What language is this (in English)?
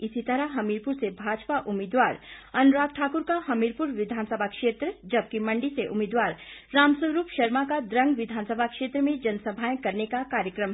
Hindi